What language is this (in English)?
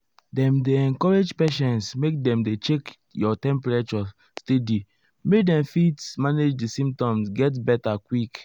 Nigerian Pidgin